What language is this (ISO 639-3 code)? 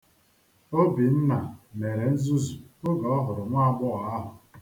ibo